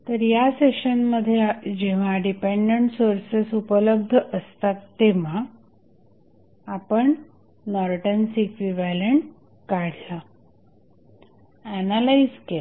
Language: Marathi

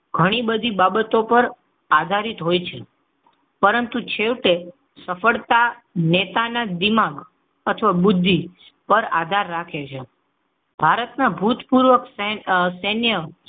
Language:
Gujarati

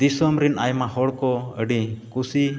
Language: Santali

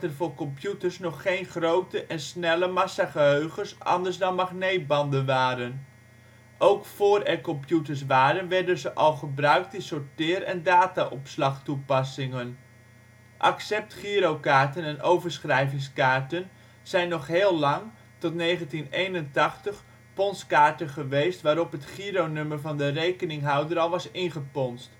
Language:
Dutch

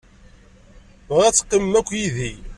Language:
Kabyle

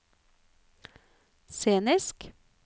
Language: Norwegian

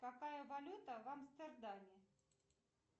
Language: Russian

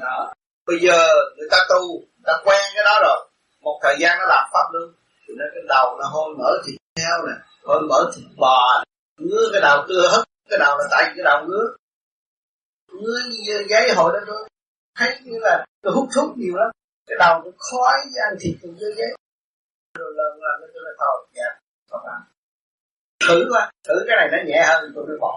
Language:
Vietnamese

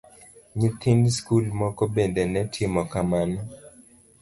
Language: Luo (Kenya and Tanzania)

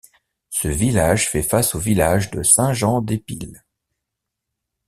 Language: French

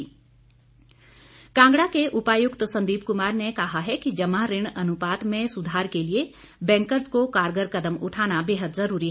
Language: Hindi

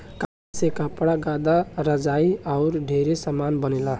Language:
Bhojpuri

